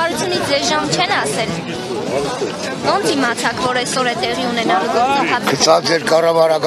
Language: Romanian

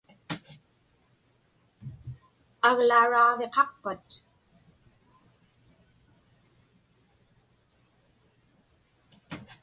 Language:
Inupiaq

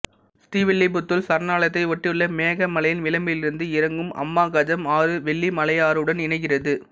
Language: Tamil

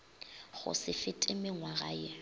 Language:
Northern Sotho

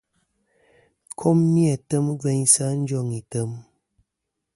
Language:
Kom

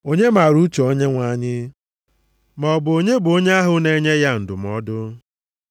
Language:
Igbo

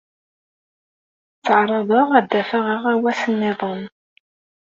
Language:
Kabyle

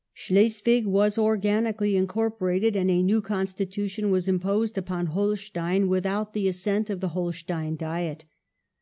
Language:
English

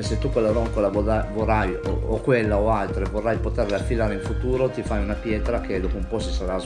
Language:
Italian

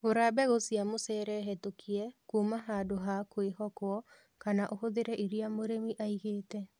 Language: Kikuyu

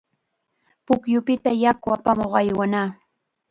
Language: Chiquián Ancash Quechua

